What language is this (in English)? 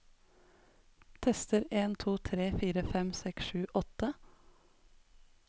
Norwegian